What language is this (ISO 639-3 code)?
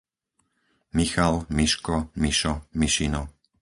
slk